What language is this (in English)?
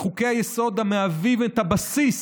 Hebrew